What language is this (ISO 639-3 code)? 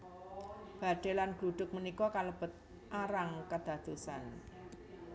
jav